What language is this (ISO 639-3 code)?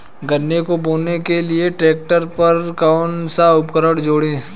hin